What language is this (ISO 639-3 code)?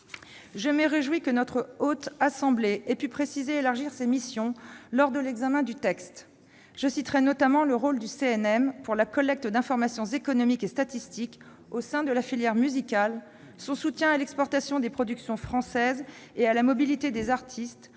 fra